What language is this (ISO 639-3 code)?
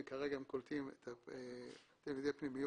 heb